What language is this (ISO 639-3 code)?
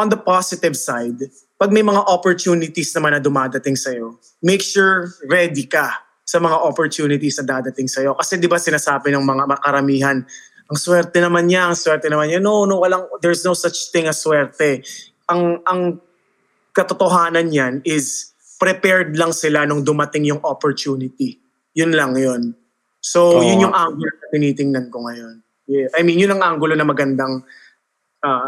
fil